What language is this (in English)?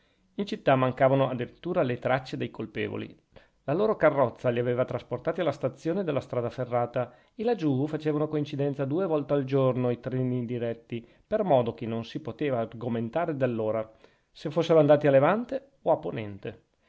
Italian